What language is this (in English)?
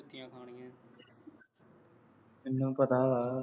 Punjabi